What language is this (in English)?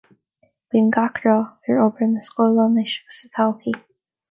Irish